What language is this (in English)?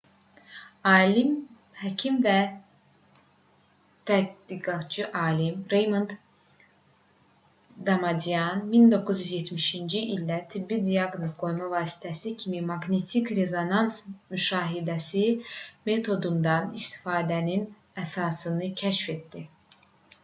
Azerbaijani